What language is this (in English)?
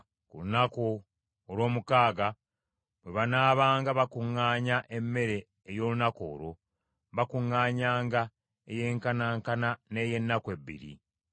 Ganda